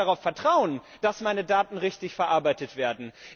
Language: German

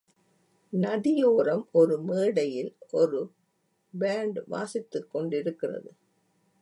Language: Tamil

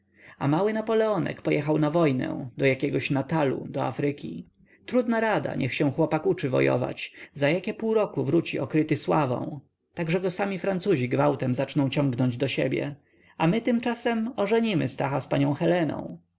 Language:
Polish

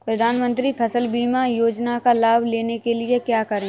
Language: Hindi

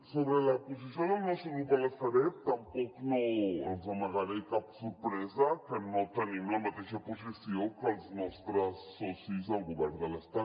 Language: Catalan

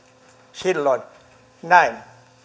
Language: Finnish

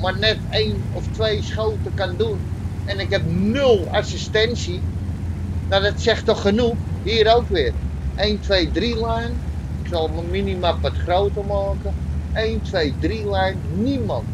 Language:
Dutch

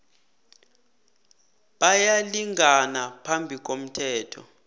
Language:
South Ndebele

